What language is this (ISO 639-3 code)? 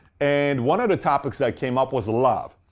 eng